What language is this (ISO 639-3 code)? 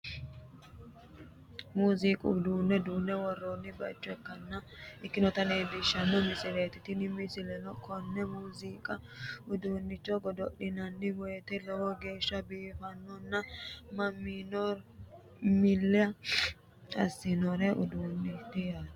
sid